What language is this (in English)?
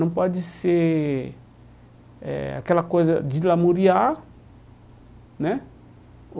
Portuguese